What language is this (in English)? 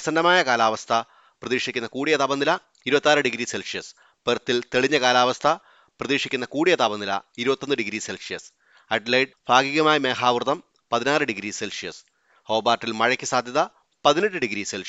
Malayalam